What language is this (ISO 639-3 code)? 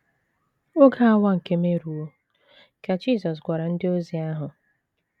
ibo